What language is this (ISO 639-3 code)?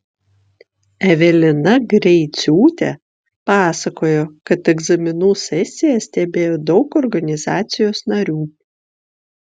lit